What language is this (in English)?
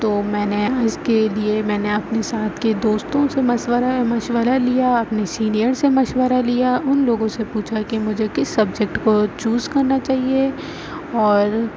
Urdu